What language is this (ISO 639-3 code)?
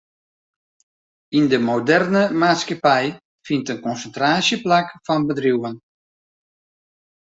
fry